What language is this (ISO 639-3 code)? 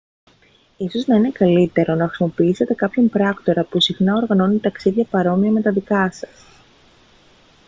ell